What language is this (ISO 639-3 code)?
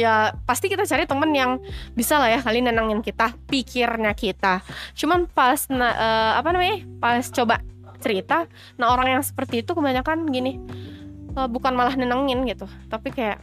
ind